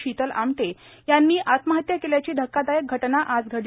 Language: Marathi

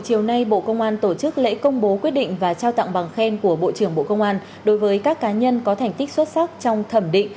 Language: Vietnamese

